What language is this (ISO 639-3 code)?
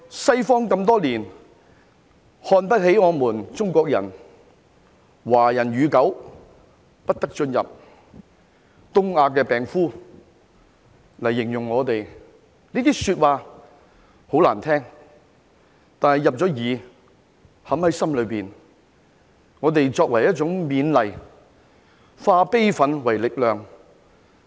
yue